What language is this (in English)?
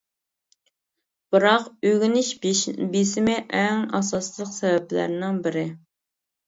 Uyghur